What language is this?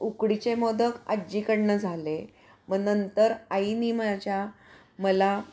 Marathi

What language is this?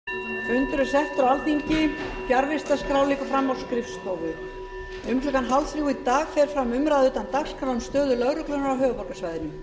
Icelandic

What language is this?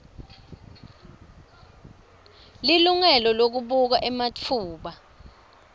Swati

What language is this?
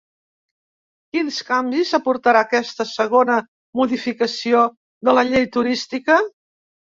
Catalan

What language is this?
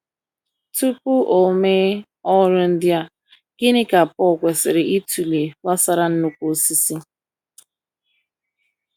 Igbo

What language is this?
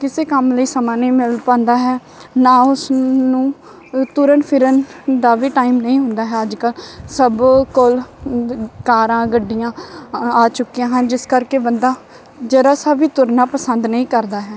Punjabi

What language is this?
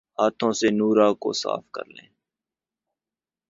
Urdu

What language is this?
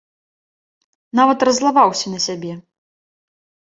Belarusian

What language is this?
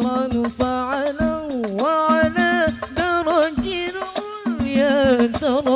French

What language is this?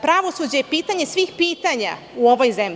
Serbian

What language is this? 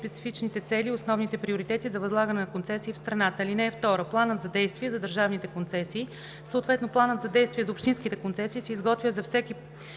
Bulgarian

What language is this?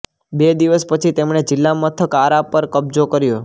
Gujarati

